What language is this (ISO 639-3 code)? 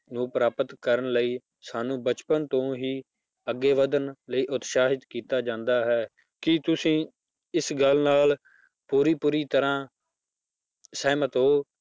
pan